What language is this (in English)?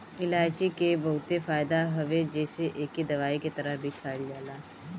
Bhojpuri